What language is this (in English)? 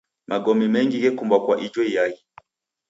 Taita